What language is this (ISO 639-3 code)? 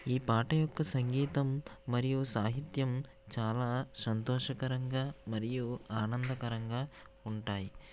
tel